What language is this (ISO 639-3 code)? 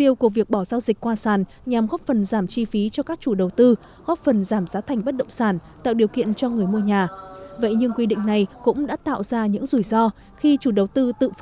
vie